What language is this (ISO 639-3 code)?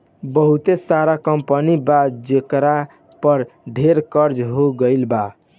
bho